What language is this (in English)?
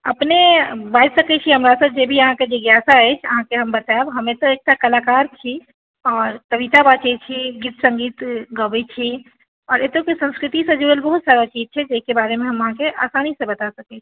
Maithili